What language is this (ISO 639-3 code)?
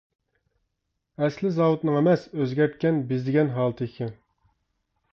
uig